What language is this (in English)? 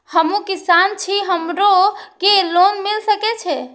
Maithili